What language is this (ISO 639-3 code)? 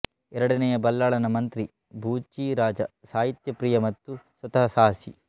kan